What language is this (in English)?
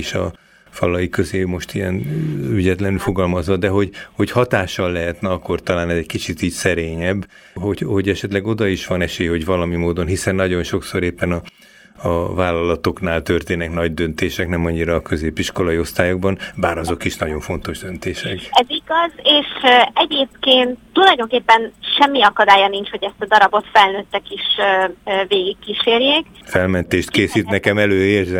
Hungarian